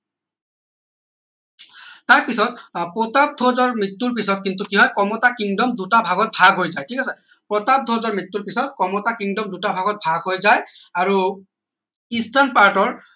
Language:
Assamese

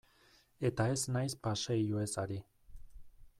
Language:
Basque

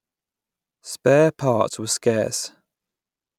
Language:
English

